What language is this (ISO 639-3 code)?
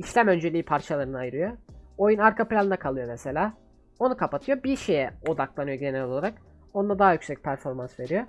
tur